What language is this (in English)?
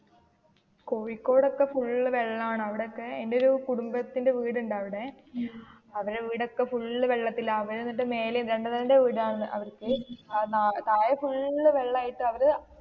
Malayalam